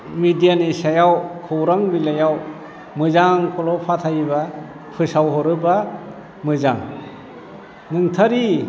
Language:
Bodo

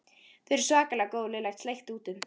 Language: Icelandic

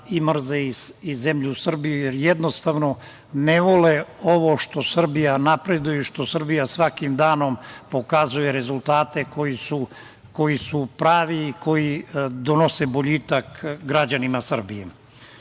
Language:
Serbian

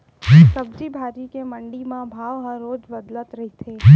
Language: Chhattisgarhi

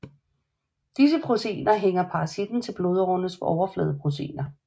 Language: Danish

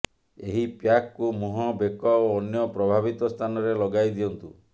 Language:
Odia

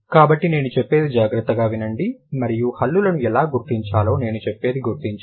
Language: Telugu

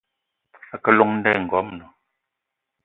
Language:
Eton (Cameroon)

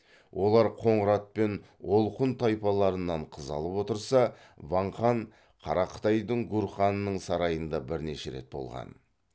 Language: Kazakh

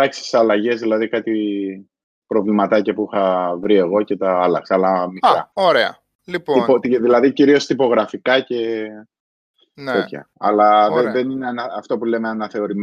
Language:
Greek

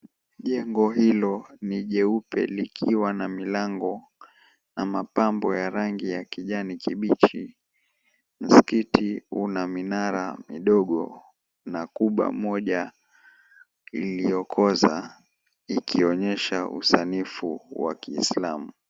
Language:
Swahili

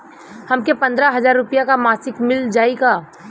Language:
Bhojpuri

